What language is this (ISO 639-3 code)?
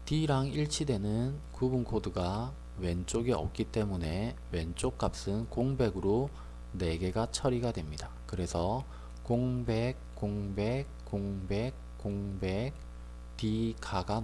kor